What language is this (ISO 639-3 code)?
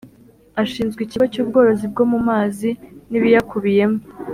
kin